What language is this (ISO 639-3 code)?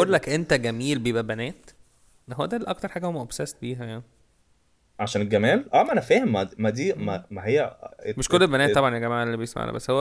ara